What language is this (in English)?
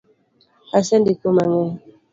Luo (Kenya and Tanzania)